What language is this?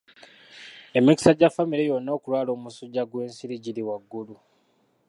Ganda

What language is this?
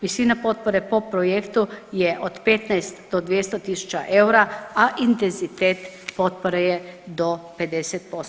Croatian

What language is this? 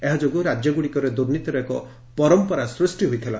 Odia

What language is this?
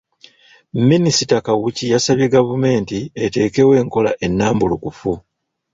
Ganda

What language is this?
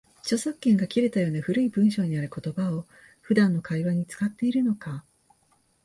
Japanese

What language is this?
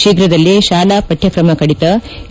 Kannada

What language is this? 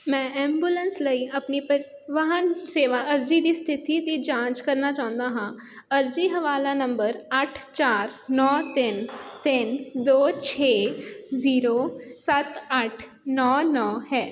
Punjabi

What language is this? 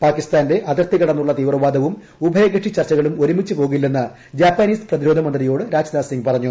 Malayalam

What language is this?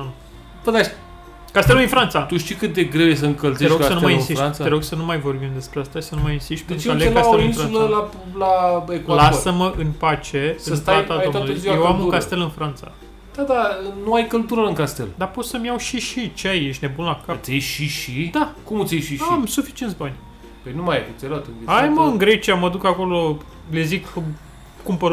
Romanian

